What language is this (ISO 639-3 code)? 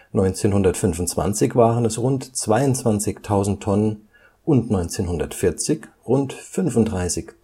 deu